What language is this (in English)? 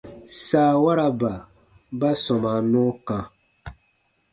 Baatonum